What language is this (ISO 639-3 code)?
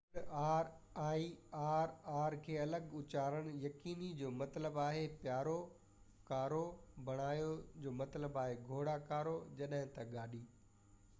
snd